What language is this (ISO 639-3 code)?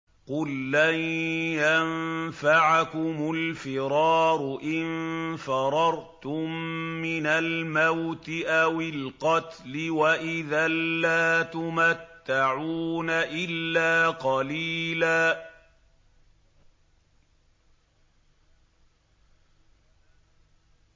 ara